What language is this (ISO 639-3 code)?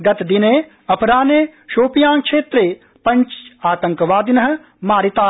san